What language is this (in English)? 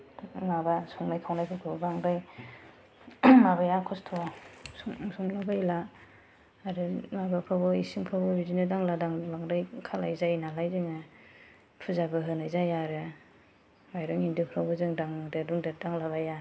Bodo